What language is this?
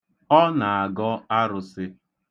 Igbo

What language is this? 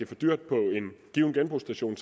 Danish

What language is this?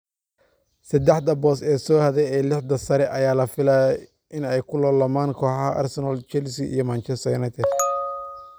Somali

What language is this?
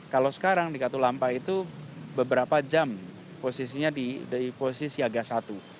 Indonesian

